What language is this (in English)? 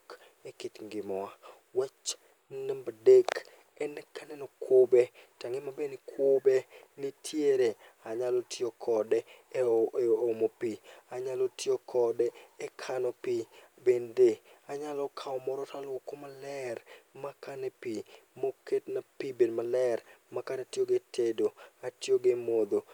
Luo (Kenya and Tanzania)